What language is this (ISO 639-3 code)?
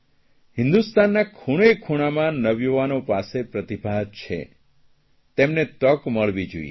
guj